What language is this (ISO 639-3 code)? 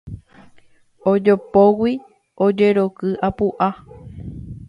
grn